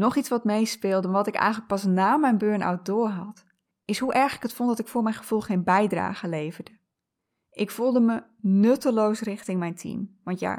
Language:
Dutch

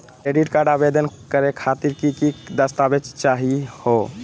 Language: Magahi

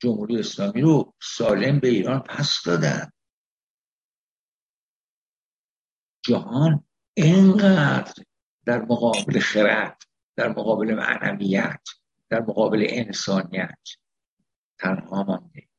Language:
Persian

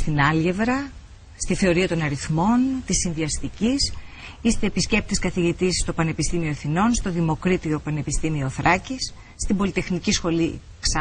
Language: Greek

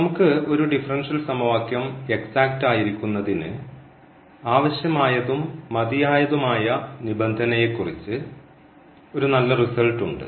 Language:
Malayalam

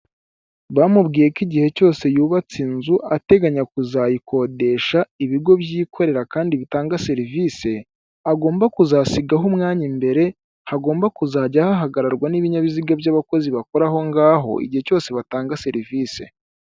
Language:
Kinyarwanda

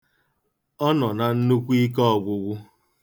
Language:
Igbo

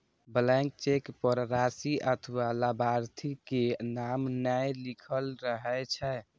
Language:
Maithili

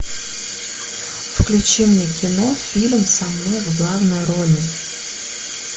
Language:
Russian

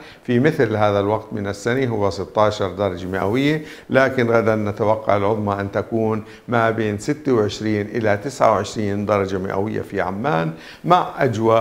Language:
Arabic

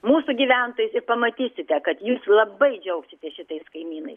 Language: Lithuanian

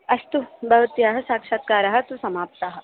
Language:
Sanskrit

